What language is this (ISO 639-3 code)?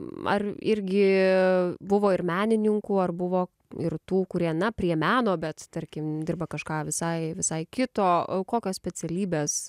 lit